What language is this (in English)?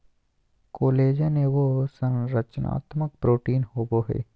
Magahi